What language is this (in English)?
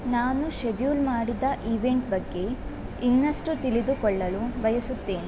Kannada